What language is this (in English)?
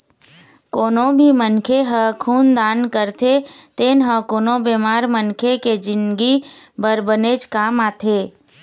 Chhattisgarhi